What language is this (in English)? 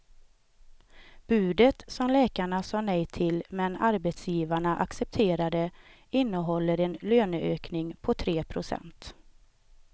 Swedish